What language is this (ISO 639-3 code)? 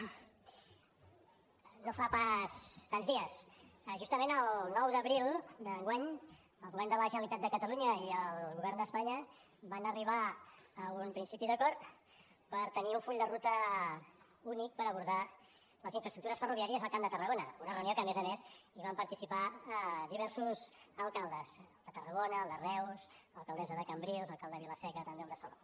cat